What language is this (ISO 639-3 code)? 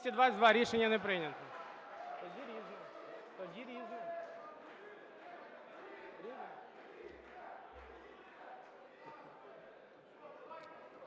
ukr